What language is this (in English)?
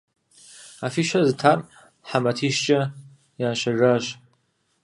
Kabardian